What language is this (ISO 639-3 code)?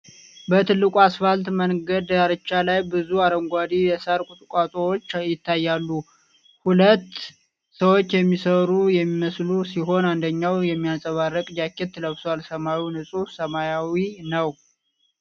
amh